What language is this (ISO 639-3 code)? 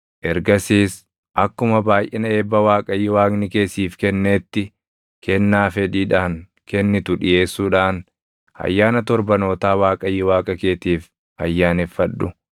orm